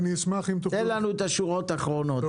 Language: Hebrew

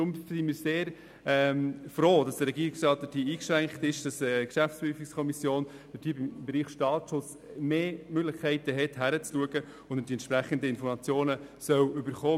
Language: Swiss German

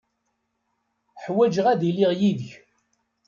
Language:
Kabyle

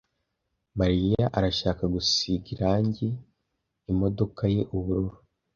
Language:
Kinyarwanda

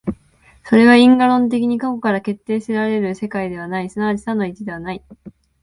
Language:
Japanese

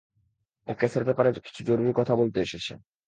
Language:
Bangla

